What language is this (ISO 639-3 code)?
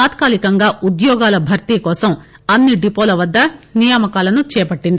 tel